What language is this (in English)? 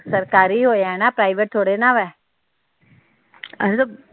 Punjabi